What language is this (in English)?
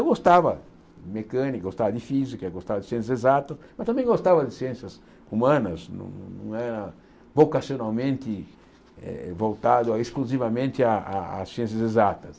Portuguese